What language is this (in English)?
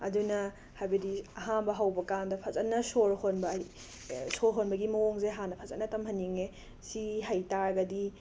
Manipuri